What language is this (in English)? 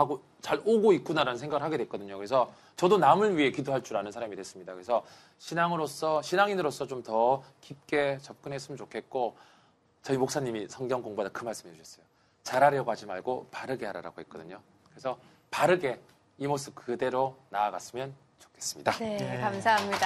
Korean